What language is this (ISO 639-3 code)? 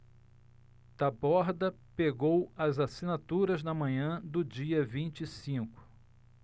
por